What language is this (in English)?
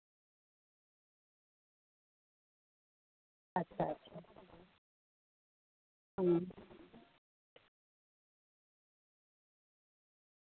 Santali